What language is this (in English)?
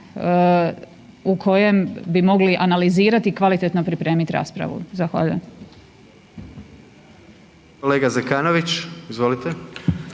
Croatian